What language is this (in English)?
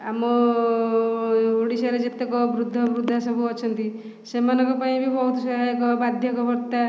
Odia